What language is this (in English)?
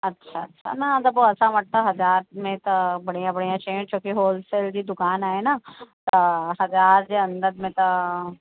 Sindhi